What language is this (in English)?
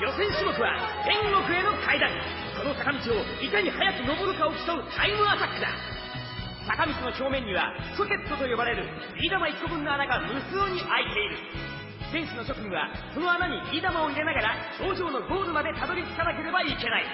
Japanese